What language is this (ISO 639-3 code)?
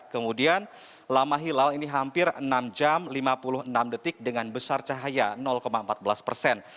ind